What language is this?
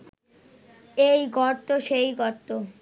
Bangla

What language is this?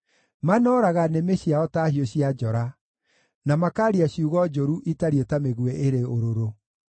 Kikuyu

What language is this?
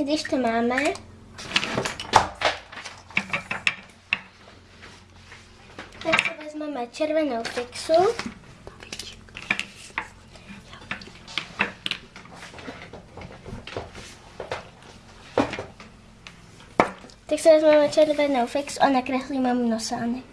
Czech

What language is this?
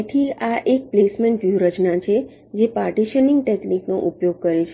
Gujarati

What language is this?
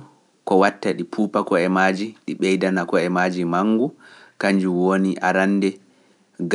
Pular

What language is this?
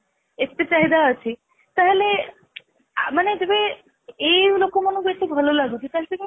Odia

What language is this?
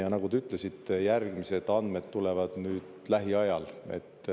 Estonian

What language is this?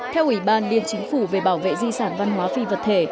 Vietnamese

